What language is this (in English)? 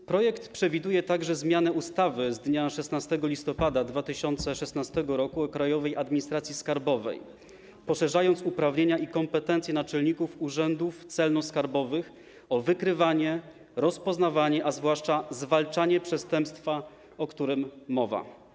Polish